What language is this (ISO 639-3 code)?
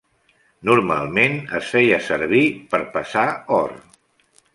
cat